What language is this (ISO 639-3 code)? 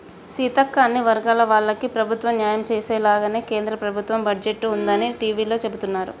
tel